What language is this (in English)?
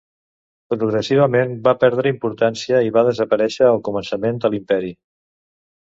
Catalan